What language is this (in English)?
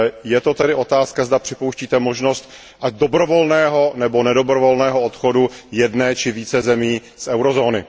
Czech